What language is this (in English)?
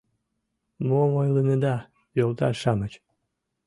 Mari